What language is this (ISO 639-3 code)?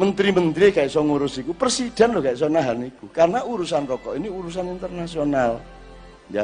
ind